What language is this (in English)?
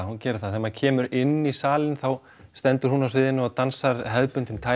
Icelandic